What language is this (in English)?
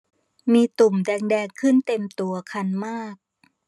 Thai